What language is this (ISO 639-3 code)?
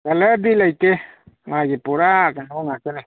mni